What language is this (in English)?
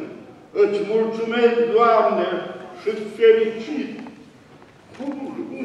Romanian